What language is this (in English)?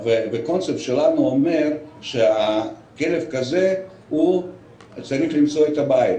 Hebrew